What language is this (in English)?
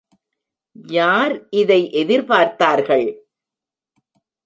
Tamil